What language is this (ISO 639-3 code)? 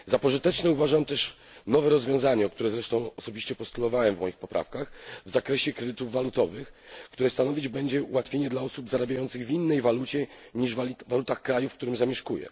pol